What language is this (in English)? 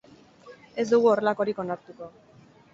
Basque